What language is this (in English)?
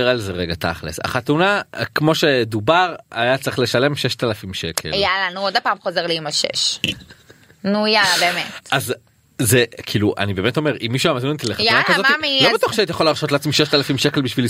Hebrew